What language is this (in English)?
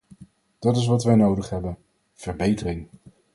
Dutch